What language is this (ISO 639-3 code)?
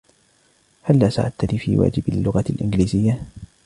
ara